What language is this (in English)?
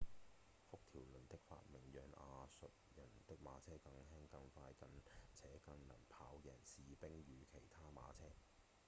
Cantonese